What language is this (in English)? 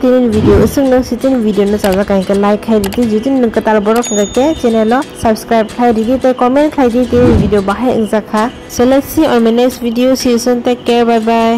Bangla